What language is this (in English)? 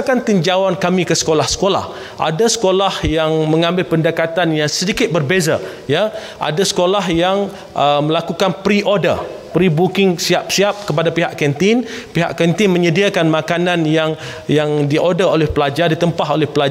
Malay